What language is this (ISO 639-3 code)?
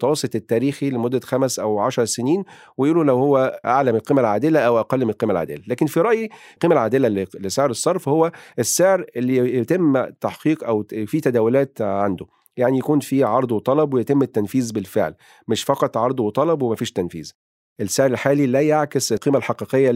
ara